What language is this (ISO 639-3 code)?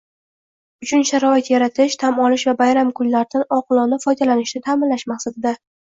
uzb